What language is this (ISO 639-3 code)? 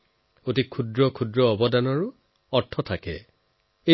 asm